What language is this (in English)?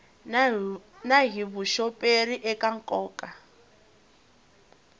Tsonga